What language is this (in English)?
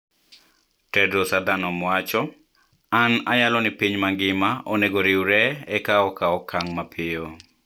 Luo (Kenya and Tanzania)